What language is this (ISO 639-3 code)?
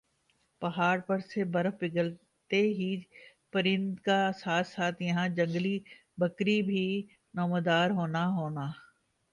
urd